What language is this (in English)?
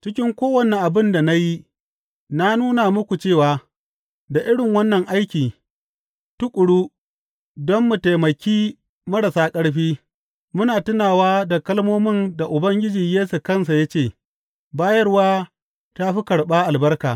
Hausa